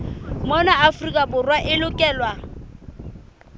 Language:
Southern Sotho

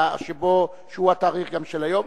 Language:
Hebrew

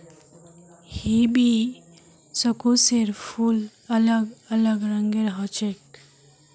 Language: Magahi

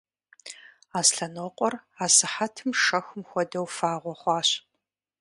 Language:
Kabardian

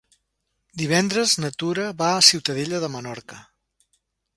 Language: Catalan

